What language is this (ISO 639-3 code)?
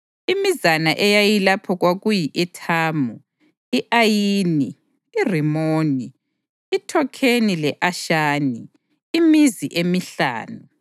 nde